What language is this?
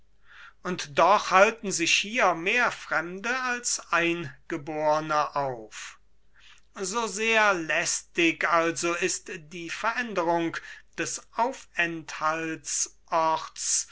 German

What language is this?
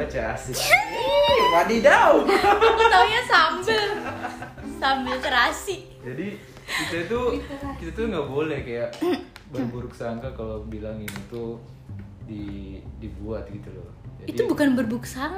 Indonesian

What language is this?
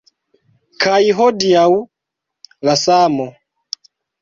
Esperanto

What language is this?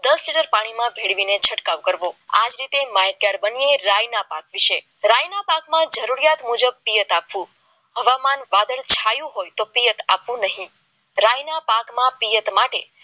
Gujarati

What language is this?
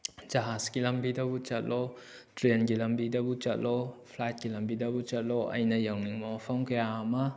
Manipuri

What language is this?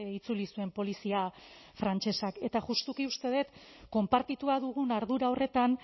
Basque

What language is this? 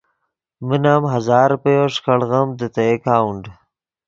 Yidgha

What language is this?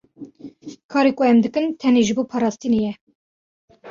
Kurdish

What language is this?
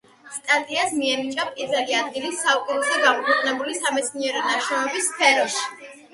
Georgian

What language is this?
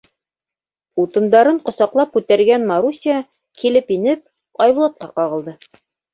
Bashkir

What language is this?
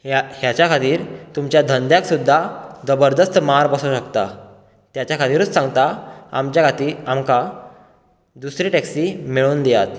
Konkani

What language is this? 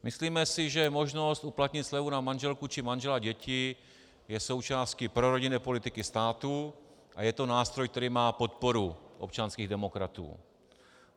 Czech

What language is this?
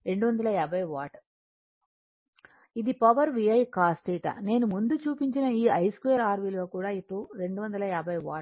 Telugu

